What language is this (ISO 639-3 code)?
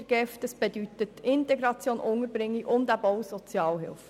gsw